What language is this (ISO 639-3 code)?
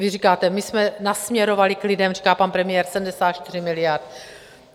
ces